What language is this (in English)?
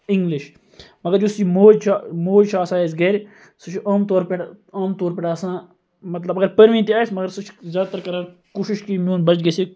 Kashmiri